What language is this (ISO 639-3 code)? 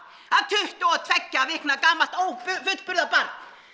isl